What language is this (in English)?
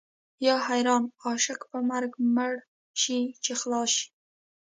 Pashto